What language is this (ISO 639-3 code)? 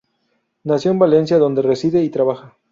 spa